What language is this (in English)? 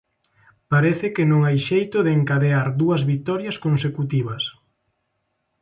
Galician